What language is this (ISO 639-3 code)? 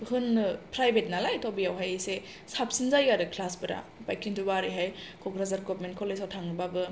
brx